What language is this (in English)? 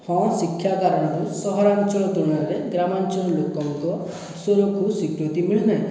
Odia